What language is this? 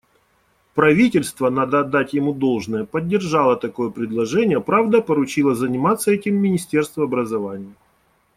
Russian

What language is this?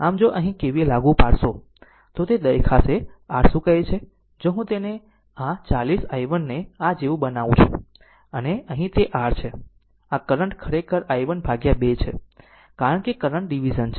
Gujarati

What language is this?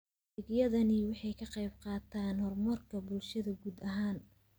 Somali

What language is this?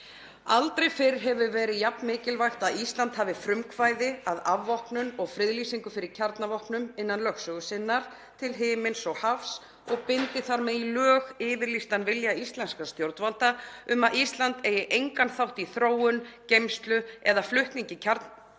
Icelandic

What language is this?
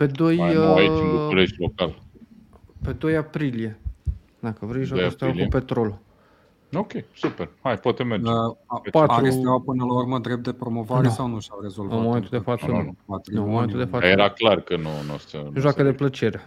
Romanian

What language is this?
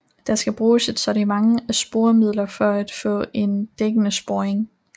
Danish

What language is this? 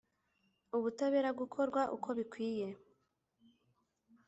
Kinyarwanda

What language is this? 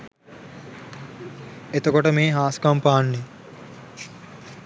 Sinhala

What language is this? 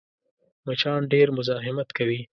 Pashto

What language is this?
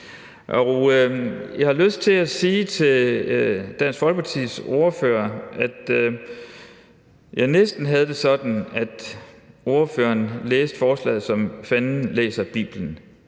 Danish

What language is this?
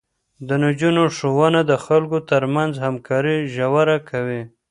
Pashto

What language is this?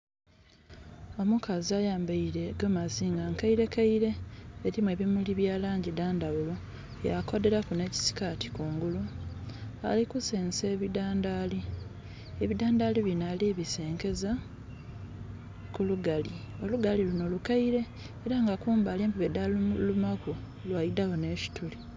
Soga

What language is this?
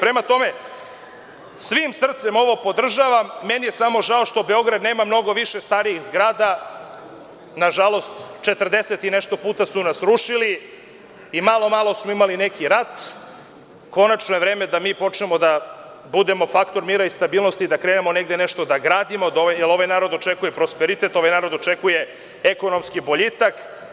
Serbian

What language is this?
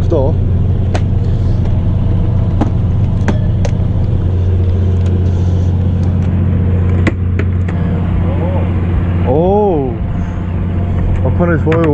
Korean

